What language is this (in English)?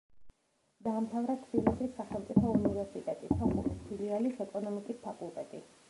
Georgian